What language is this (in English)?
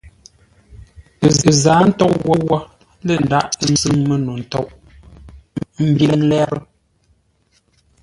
Ngombale